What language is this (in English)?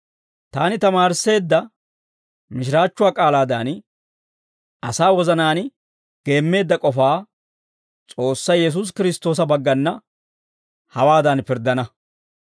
Dawro